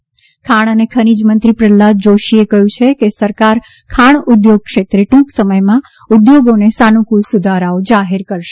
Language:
Gujarati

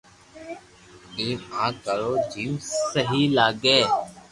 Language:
Loarki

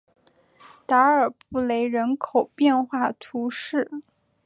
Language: Chinese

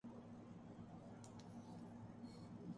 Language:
Urdu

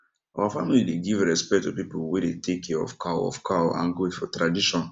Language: Nigerian Pidgin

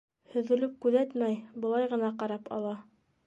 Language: Bashkir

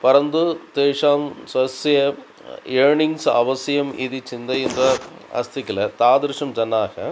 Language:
Sanskrit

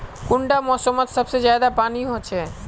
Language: Magahi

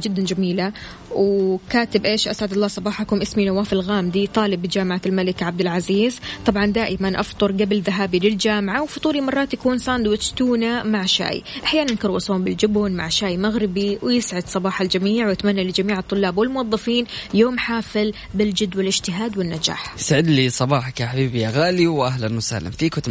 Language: Arabic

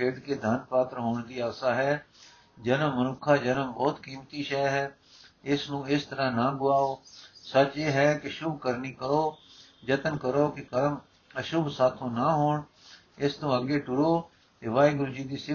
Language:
Punjabi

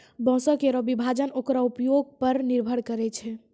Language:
Maithili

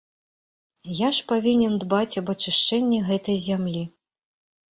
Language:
Belarusian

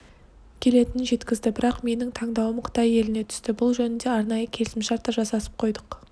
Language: Kazakh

